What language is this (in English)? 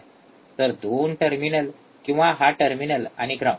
Marathi